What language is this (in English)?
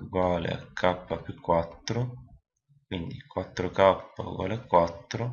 Italian